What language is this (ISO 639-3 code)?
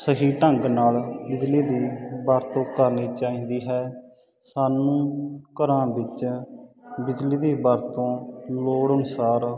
pan